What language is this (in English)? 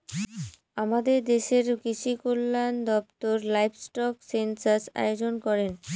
Bangla